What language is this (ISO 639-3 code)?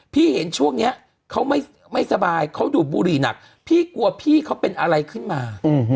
tha